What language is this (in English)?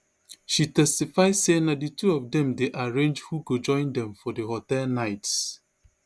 Nigerian Pidgin